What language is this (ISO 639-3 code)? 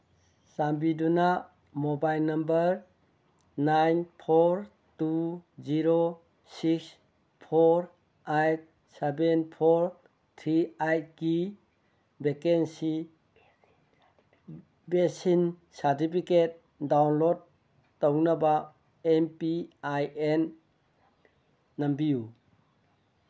mni